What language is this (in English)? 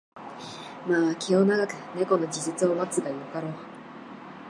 Japanese